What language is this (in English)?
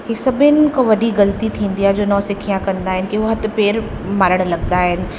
Sindhi